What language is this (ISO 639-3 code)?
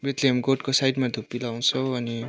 nep